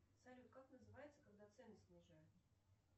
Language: Russian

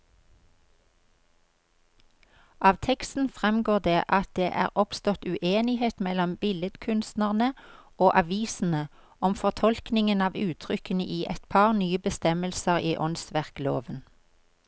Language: Norwegian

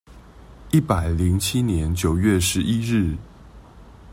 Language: Chinese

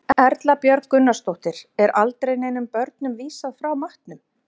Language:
Icelandic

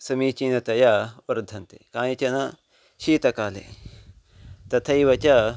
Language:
Sanskrit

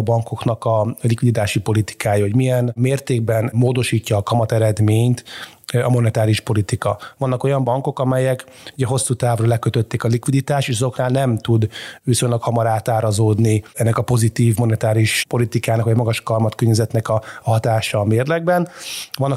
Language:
Hungarian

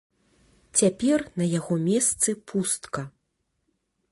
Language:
Belarusian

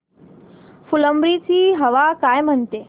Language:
Marathi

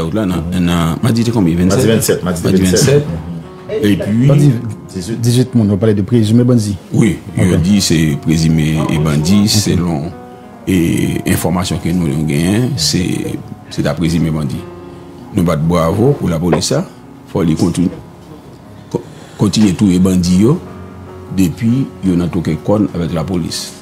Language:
French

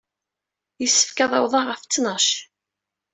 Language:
Kabyle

